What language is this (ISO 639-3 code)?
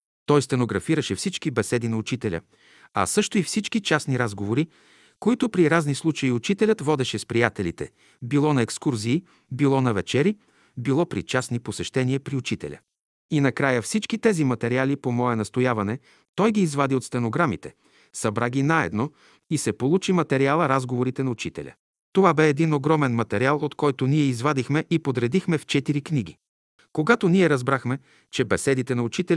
bul